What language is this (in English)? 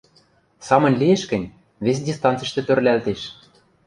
Western Mari